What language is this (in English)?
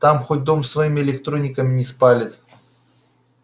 Russian